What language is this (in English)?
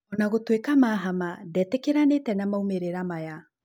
Kikuyu